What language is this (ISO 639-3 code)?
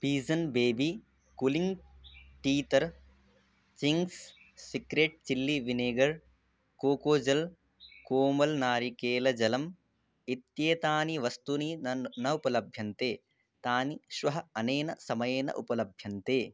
san